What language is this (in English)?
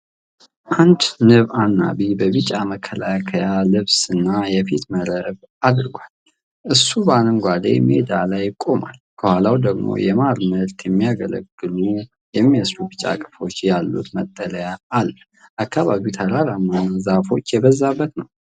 Amharic